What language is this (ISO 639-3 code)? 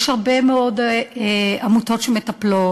heb